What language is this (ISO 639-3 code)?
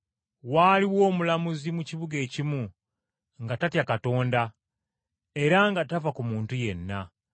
lug